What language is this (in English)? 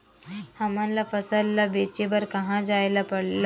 Chhattisgarhi